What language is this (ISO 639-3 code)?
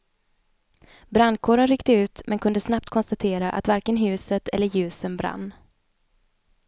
swe